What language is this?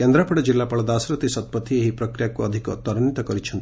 Odia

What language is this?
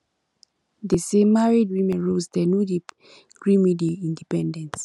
Nigerian Pidgin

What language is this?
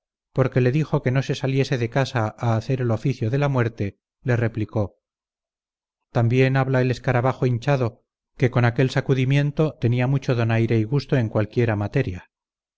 Spanish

